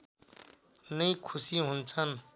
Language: Nepali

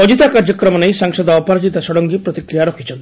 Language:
Odia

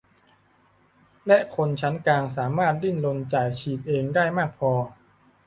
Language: Thai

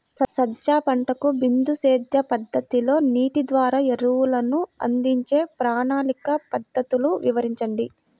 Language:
Telugu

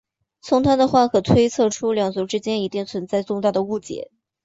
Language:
Chinese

